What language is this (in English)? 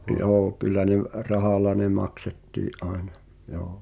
Finnish